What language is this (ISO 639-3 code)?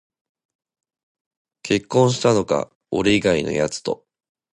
jpn